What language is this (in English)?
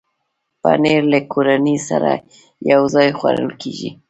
Pashto